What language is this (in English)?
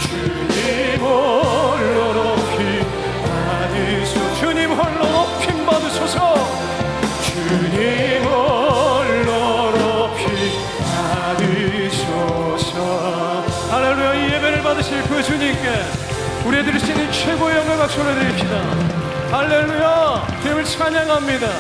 Korean